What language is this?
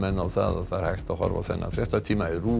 Icelandic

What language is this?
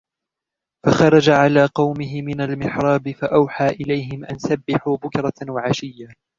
Arabic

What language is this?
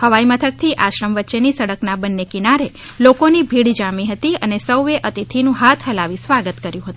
Gujarati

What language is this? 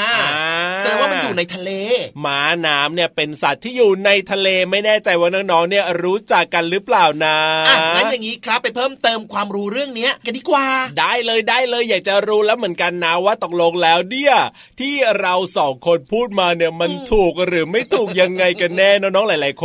Thai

